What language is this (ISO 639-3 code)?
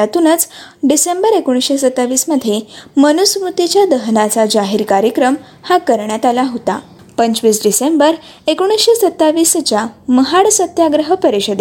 mar